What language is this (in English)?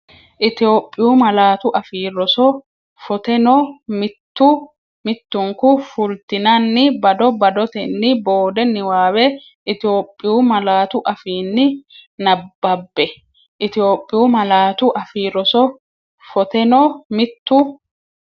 Sidamo